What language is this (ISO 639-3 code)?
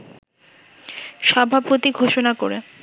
ben